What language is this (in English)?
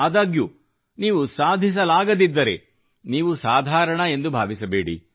Kannada